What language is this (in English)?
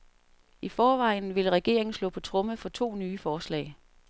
Danish